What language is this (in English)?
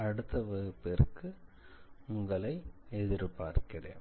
Tamil